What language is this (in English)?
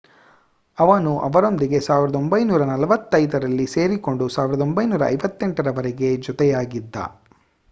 Kannada